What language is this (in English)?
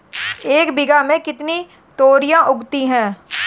Hindi